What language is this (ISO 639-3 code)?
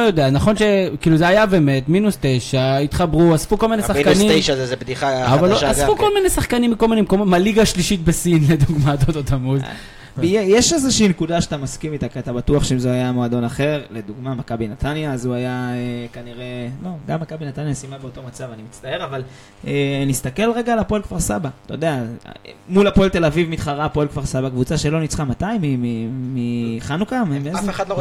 heb